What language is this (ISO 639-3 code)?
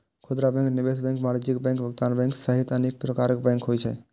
mai